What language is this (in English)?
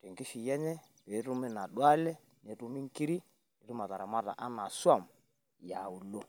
Masai